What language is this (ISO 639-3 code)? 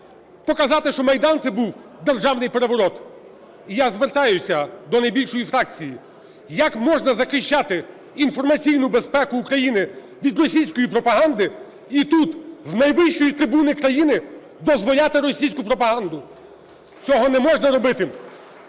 ukr